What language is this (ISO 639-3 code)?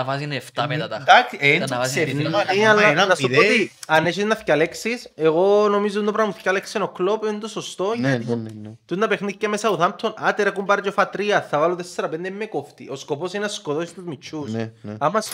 ell